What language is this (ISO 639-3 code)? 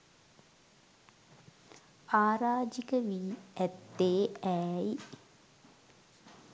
sin